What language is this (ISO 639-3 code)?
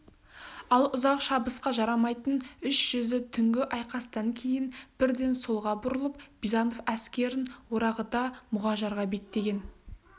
kaz